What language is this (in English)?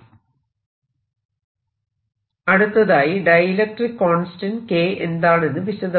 Malayalam